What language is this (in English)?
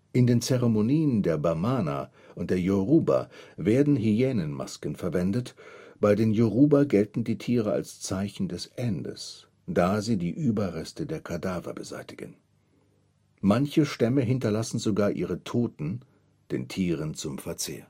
German